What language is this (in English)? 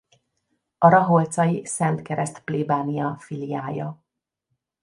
Hungarian